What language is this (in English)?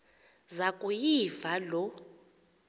Xhosa